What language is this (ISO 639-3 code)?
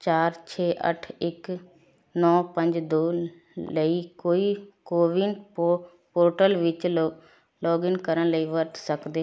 pan